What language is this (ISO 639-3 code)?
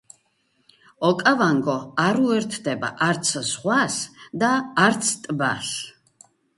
kat